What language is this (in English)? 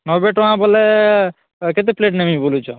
Odia